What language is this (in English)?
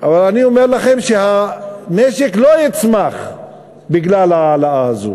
Hebrew